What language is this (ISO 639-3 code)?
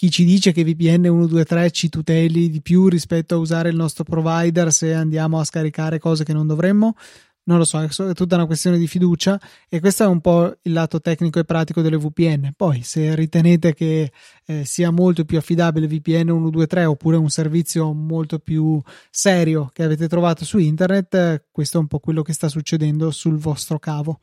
ita